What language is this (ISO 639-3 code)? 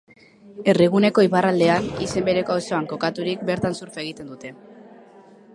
eus